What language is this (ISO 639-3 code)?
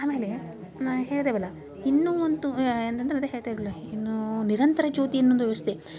kan